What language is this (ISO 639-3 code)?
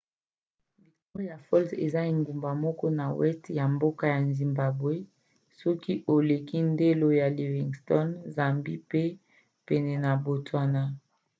lin